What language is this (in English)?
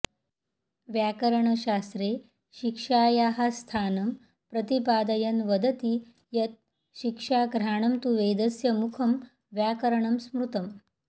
Sanskrit